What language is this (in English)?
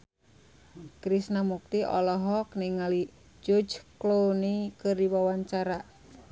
Sundanese